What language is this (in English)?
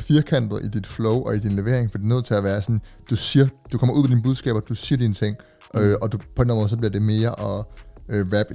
Danish